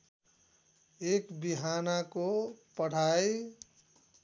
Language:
Nepali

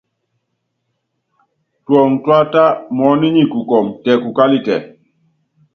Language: Yangben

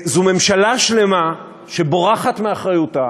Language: Hebrew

